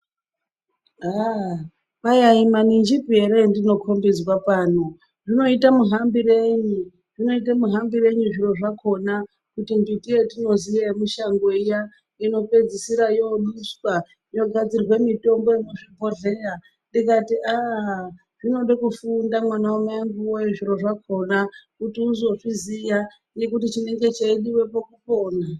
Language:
Ndau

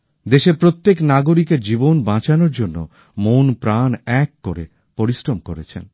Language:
Bangla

